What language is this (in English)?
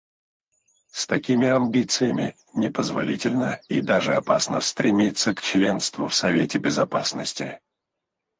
Russian